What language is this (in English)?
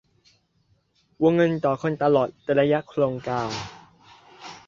Thai